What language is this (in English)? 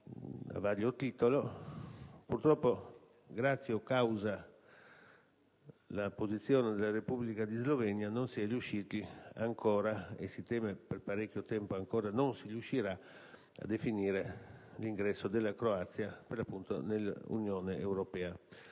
Italian